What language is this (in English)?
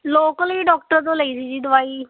Punjabi